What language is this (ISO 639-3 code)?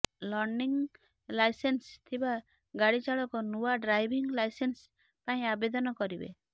ori